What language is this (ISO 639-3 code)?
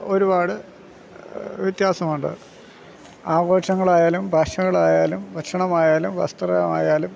mal